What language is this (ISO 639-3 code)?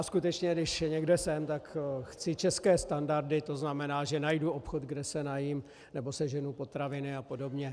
ces